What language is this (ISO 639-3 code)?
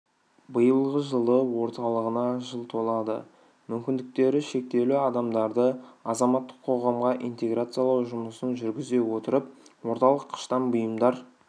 kaz